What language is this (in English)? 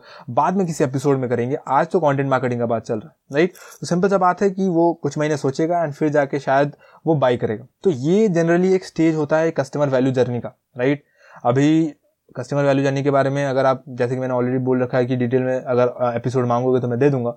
Hindi